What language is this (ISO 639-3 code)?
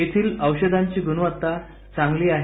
mar